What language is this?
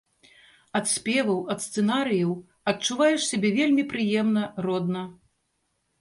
Belarusian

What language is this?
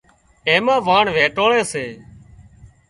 Wadiyara Koli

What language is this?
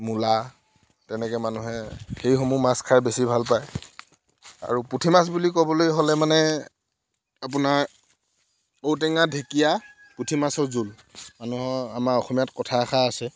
Assamese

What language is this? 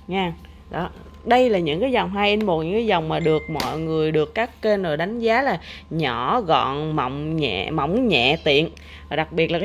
Vietnamese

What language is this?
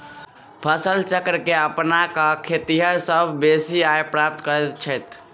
Maithili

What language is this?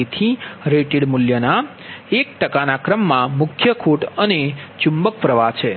Gujarati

